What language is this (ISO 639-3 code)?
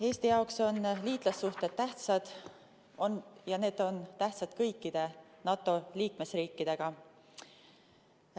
est